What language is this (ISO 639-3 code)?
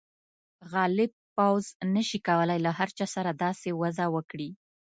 pus